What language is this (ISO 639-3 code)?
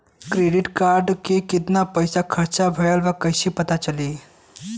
bho